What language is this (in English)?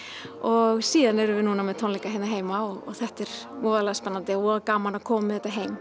Icelandic